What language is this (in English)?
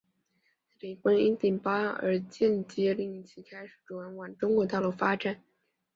Chinese